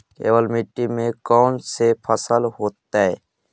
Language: Magahi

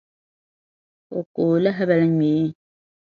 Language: Dagbani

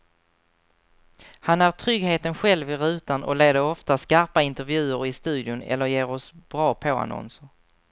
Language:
Swedish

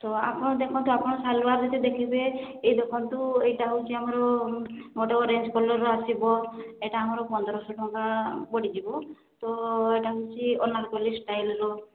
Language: Odia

